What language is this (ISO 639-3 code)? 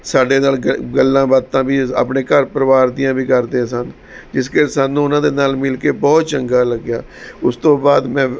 pan